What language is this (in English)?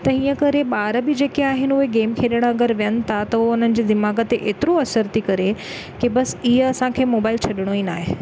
Sindhi